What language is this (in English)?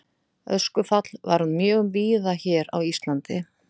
Icelandic